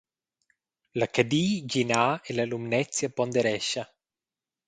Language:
Romansh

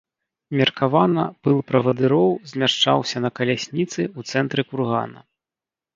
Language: Belarusian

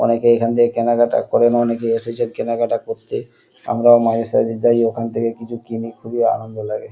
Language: Bangla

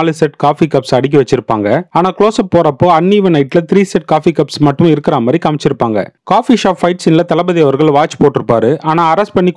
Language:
Arabic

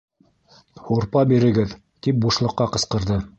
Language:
Bashkir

